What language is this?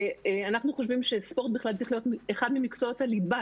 Hebrew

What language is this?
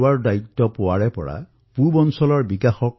Assamese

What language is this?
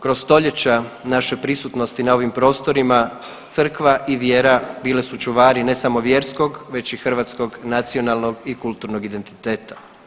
Croatian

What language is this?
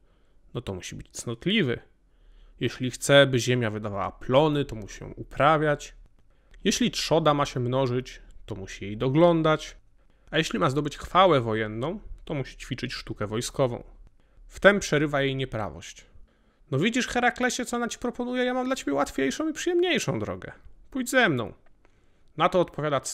Polish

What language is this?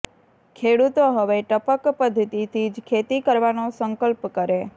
Gujarati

